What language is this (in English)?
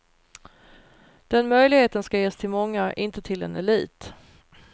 Swedish